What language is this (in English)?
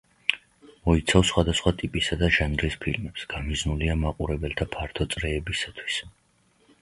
Georgian